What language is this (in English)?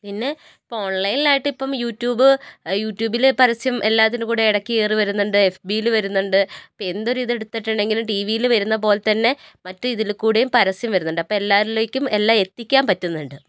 Malayalam